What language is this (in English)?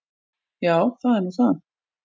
Icelandic